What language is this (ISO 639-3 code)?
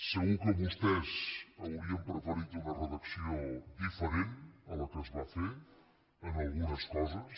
cat